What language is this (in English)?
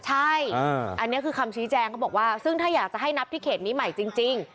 Thai